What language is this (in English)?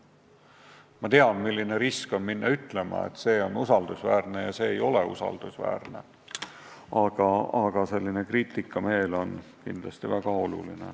Estonian